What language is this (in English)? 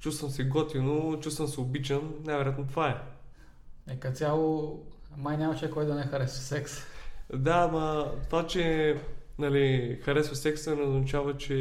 Bulgarian